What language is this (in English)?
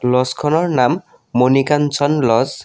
Assamese